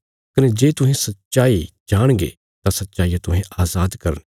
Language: Bilaspuri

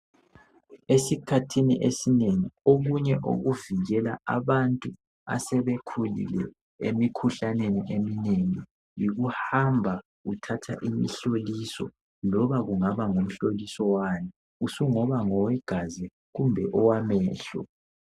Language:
North Ndebele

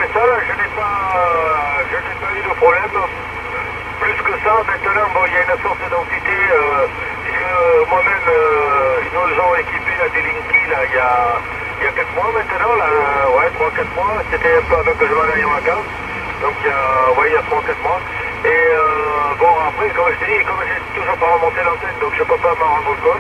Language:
French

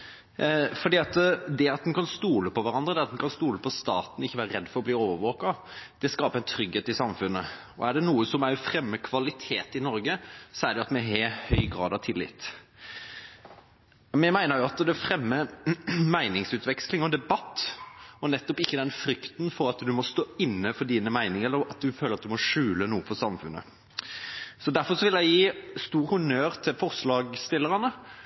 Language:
Norwegian Bokmål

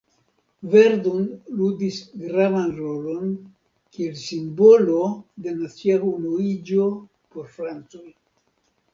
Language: Esperanto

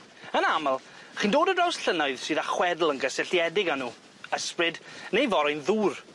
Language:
Welsh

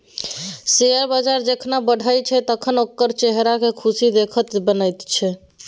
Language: Maithili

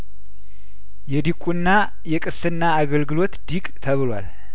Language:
Amharic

